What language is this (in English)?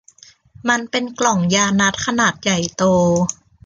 Thai